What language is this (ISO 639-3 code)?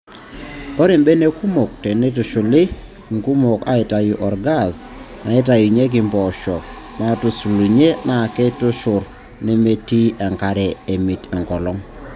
mas